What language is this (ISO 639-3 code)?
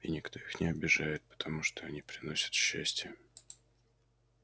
rus